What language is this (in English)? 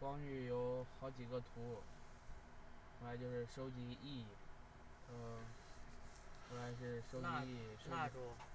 Chinese